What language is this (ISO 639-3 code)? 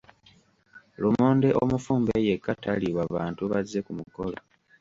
lug